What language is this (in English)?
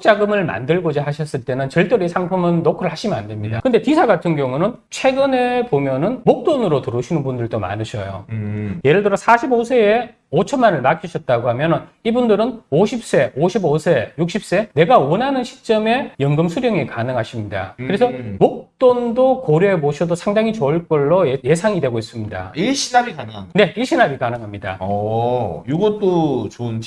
Korean